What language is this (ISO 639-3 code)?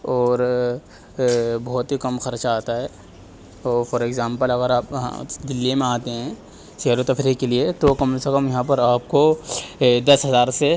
urd